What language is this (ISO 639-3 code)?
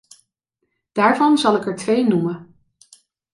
nld